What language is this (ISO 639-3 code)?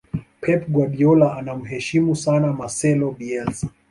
swa